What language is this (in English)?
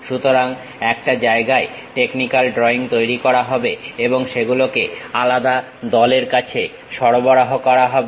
Bangla